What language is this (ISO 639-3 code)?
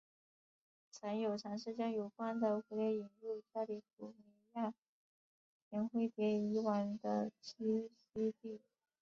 zho